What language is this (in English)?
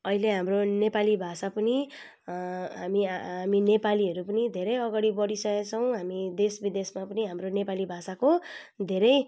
Nepali